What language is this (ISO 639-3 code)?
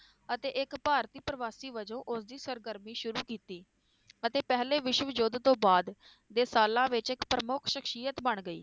pan